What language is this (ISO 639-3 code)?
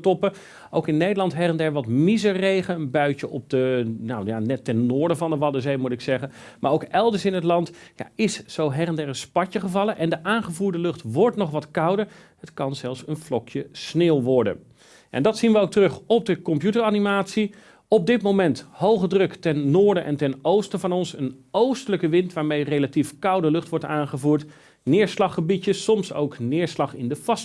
nld